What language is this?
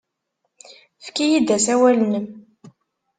Kabyle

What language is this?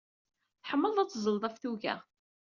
Kabyle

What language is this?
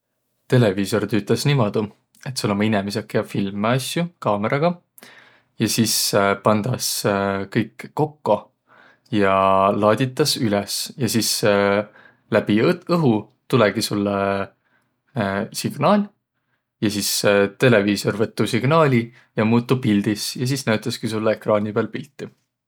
Võro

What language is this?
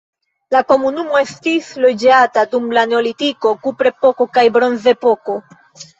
Esperanto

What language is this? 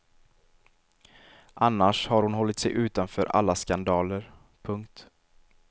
Swedish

